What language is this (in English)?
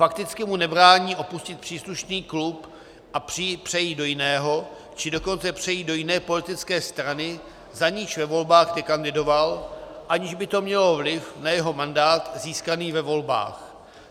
Czech